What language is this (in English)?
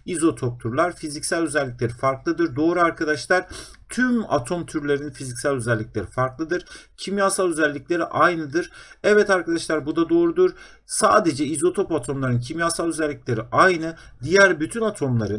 Turkish